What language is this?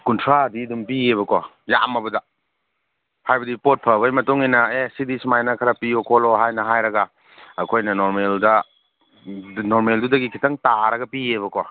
Manipuri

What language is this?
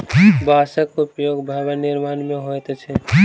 Maithili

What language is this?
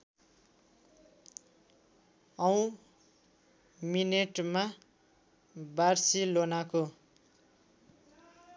Nepali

